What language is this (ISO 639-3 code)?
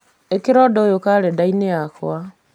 kik